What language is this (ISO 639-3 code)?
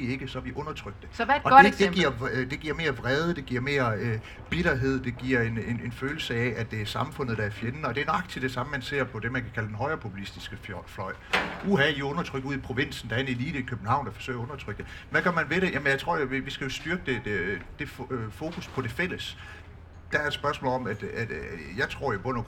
dan